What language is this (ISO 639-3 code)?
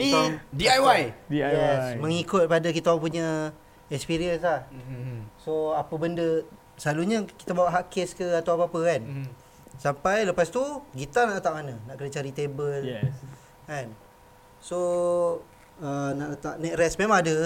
msa